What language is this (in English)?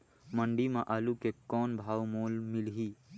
Chhattisgarhi